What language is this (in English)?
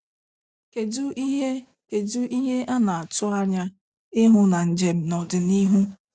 Igbo